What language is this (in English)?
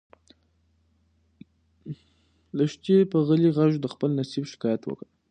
Pashto